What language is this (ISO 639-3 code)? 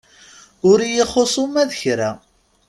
kab